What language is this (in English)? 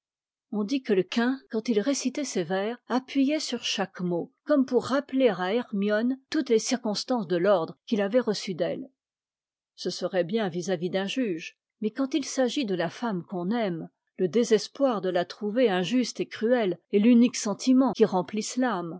French